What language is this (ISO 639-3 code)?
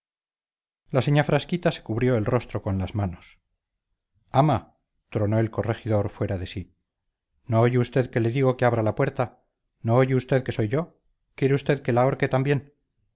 spa